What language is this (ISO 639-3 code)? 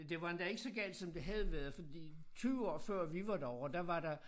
dan